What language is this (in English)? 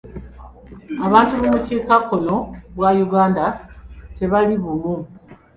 Ganda